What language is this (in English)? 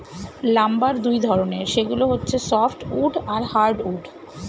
Bangla